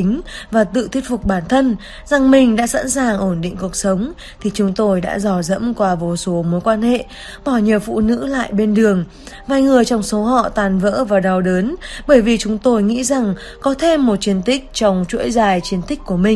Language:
Vietnamese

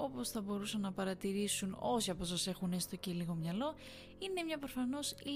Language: Greek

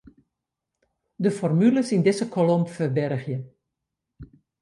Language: Western Frisian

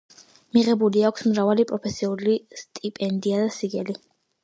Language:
Georgian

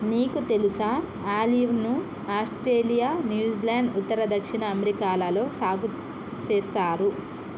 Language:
Telugu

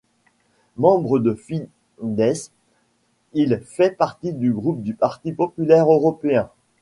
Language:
French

